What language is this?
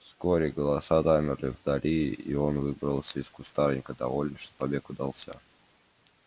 Russian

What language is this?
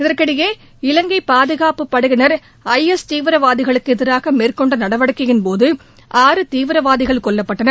Tamil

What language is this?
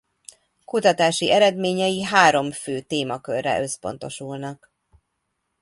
Hungarian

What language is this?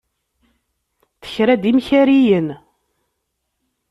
Kabyle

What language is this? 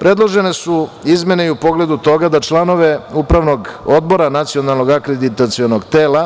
Serbian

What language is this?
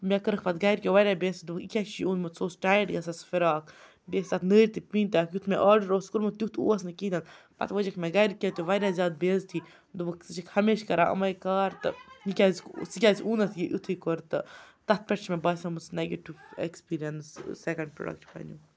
Kashmiri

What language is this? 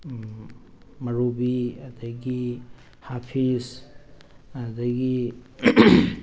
Manipuri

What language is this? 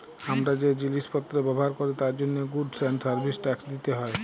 Bangla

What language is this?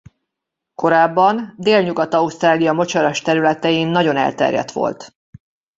Hungarian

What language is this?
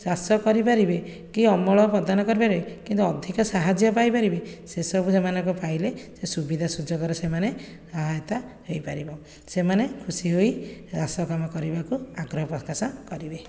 Odia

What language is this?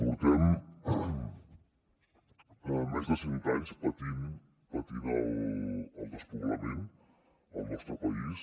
Catalan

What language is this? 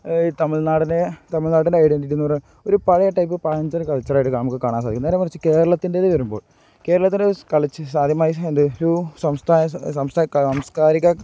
Malayalam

